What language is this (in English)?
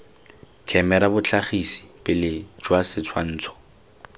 Tswana